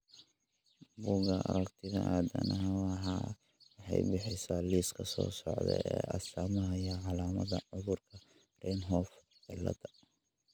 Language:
Somali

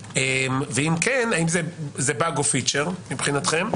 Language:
Hebrew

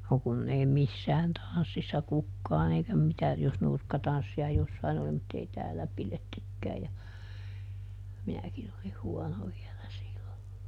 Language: Finnish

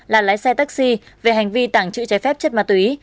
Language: Vietnamese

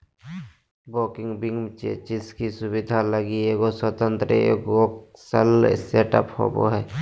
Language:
Magahi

